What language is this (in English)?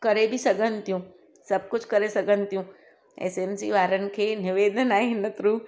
Sindhi